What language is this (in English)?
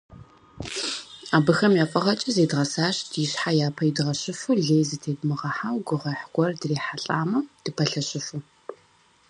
Kabardian